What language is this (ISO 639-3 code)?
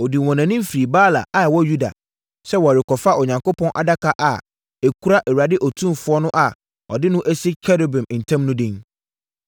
aka